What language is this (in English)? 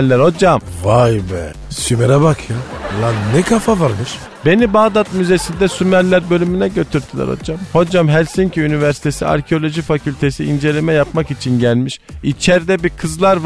Turkish